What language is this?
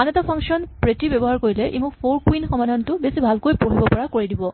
Assamese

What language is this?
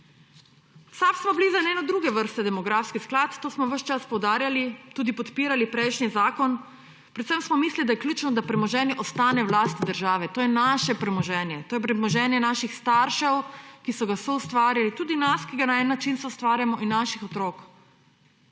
Slovenian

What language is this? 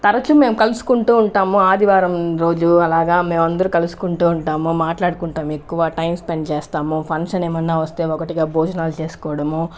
Telugu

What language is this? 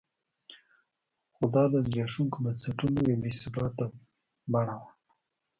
Pashto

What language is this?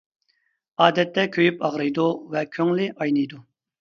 Uyghur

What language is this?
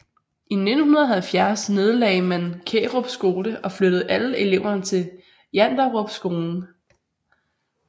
Danish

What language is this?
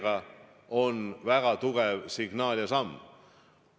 Estonian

